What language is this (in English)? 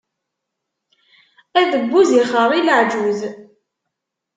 Kabyle